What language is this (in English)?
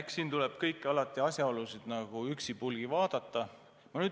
Estonian